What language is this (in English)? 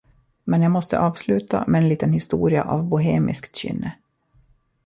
Swedish